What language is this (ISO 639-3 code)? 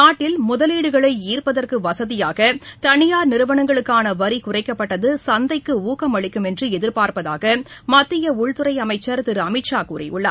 tam